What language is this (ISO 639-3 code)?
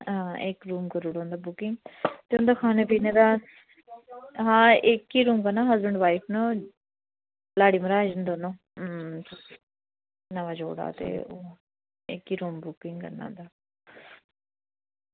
doi